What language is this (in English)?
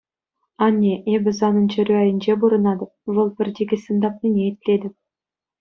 Chuvash